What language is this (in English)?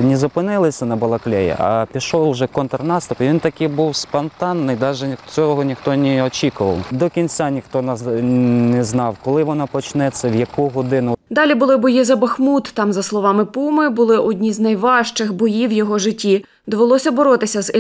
Ukrainian